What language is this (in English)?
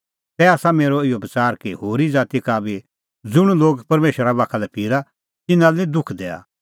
Kullu Pahari